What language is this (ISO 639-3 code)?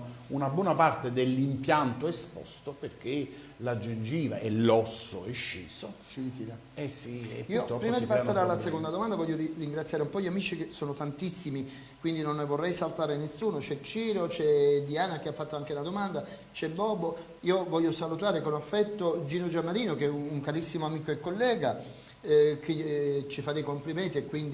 ita